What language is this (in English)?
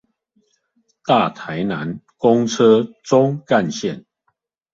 Chinese